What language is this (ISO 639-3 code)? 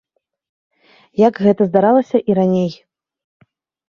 bel